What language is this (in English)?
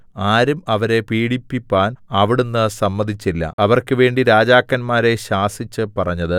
Malayalam